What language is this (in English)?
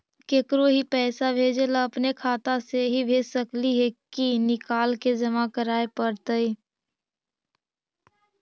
Magahi